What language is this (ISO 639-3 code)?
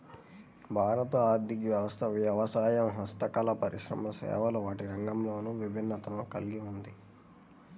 tel